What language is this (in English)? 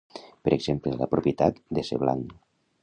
Catalan